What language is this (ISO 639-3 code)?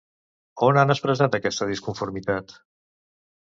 cat